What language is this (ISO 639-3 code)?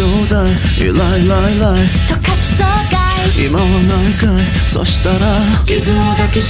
kor